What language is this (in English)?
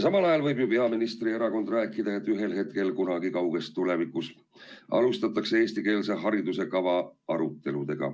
Estonian